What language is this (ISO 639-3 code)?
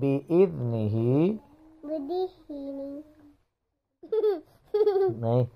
ara